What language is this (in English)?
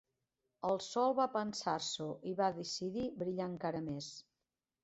Catalan